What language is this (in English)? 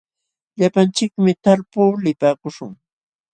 Jauja Wanca Quechua